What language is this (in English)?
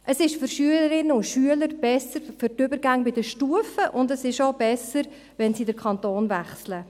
Swiss German